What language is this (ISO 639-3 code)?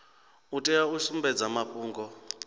ven